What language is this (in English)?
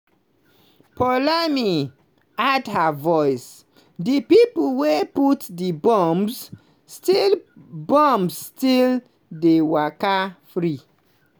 Nigerian Pidgin